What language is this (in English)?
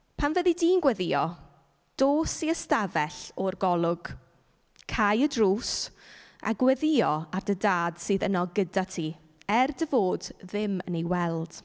Welsh